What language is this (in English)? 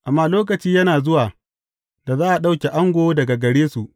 Hausa